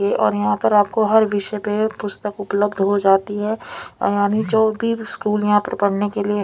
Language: Hindi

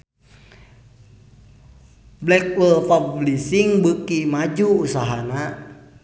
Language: Sundanese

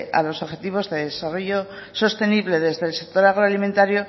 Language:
Spanish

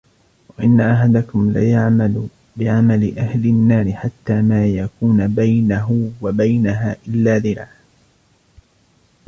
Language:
Arabic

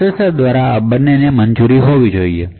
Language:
Gujarati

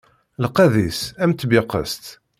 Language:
Kabyle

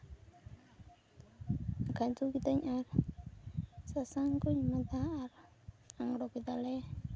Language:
Santali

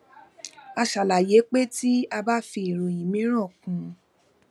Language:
Yoruba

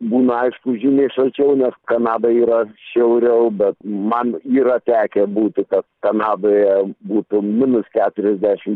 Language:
Lithuanian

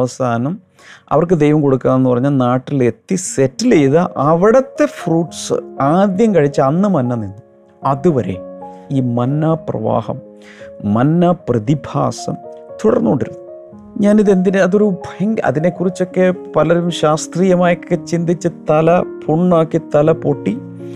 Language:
Malayalam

